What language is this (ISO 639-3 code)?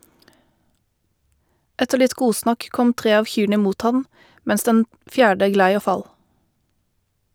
nor